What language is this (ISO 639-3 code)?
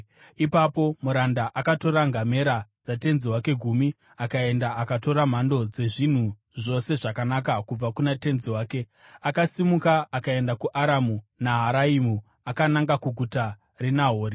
sna